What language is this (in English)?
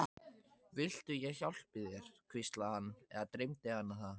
Icelandic